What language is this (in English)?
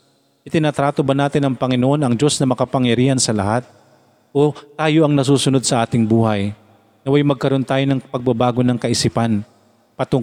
Filipino